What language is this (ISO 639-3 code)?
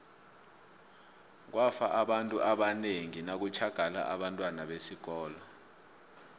nbl